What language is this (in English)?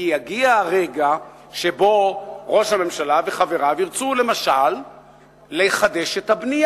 Hebrew